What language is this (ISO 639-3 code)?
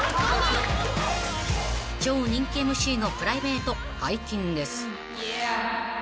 jpn